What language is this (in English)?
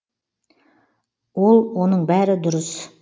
Kazakh